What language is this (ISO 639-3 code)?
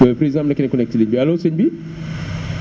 wol